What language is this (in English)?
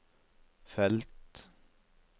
Norwegian